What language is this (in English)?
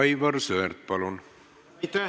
Estonian